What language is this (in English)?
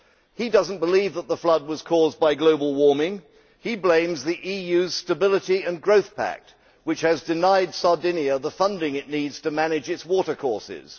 English